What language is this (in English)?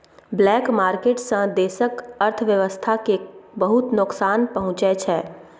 Maithili